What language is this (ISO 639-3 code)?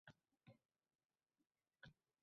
uzb